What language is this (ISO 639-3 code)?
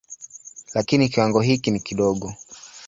swa